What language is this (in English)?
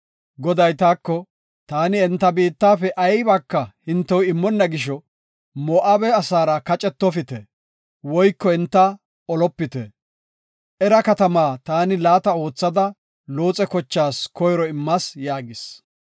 Gofa